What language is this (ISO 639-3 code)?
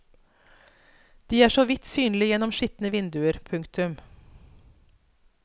nor